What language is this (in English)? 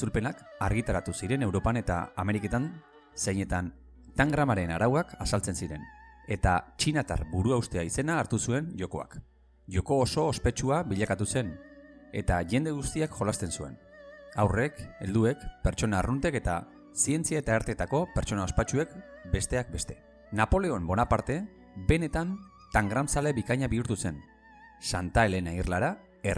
Basque